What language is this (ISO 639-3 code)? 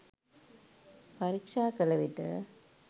sin